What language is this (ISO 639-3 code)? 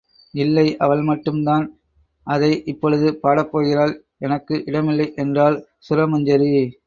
tam